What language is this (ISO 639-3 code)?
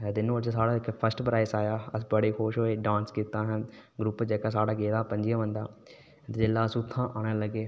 doi